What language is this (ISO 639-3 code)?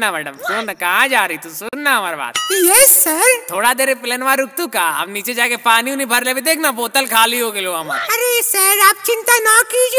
hin